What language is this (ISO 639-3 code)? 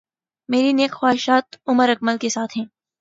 urd